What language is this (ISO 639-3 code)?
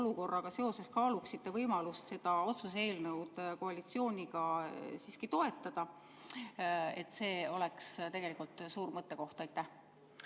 est